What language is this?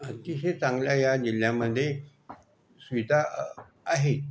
Marathi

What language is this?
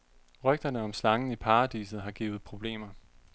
Danish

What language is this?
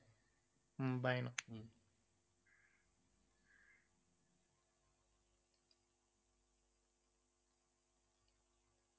Tamil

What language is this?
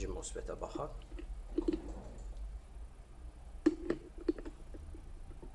Turkish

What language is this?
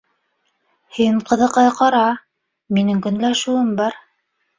Bashkir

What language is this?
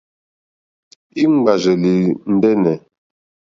Mokpwe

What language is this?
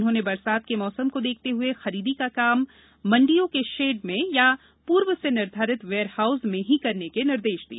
Hindi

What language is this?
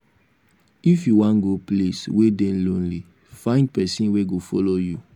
Nigerian Pidgin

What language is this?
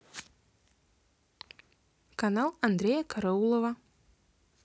Russian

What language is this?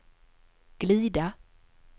Swedish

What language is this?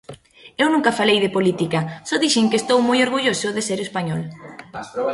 Galician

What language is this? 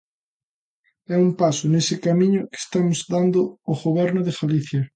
Galician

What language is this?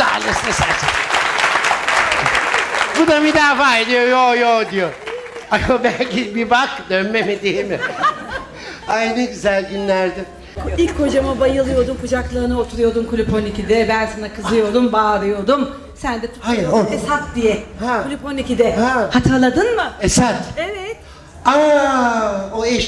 Turkish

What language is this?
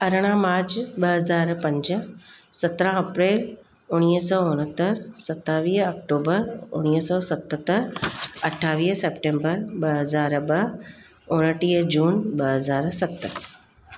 Sindhi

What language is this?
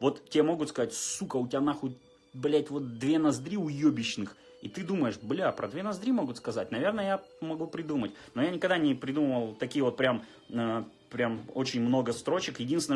Russian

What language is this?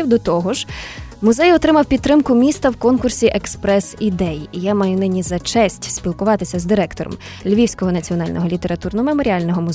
Ukrainian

